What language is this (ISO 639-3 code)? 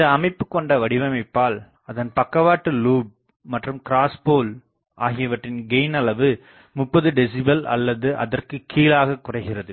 tam